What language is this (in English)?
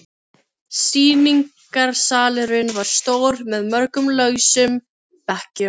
Icelandic